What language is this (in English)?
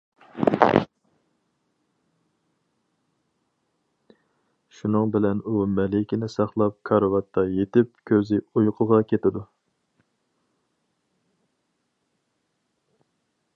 Uyghur